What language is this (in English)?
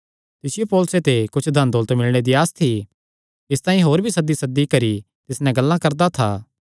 Kangri